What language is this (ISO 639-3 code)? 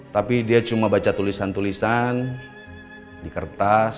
ind